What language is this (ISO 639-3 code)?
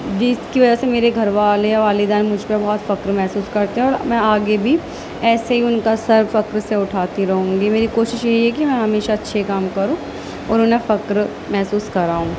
urd